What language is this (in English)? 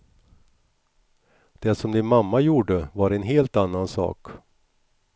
Swedish